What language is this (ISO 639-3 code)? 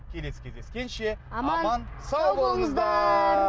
kaz